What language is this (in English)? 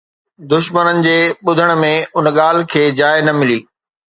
Sindhi